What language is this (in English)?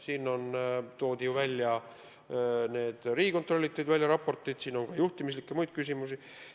Estonian